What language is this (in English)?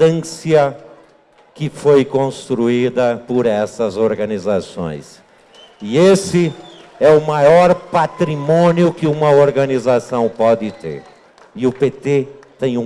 Portuguese